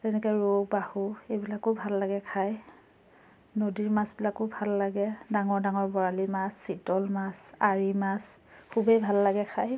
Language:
Assamese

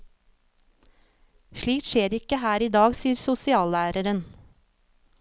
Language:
Norwegian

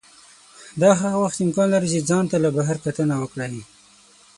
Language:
Pashto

